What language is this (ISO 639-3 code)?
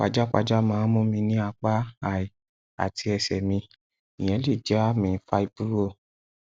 yor